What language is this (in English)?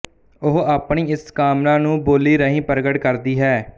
Punjabi